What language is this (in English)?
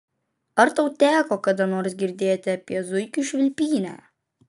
Lithuanian